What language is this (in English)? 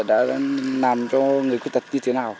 Vietnamese